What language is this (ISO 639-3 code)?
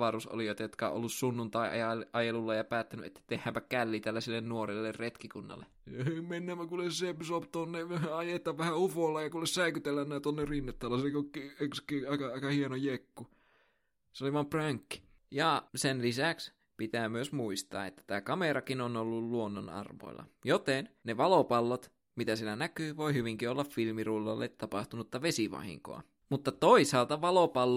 fin